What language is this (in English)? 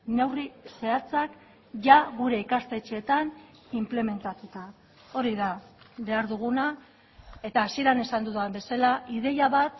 Basque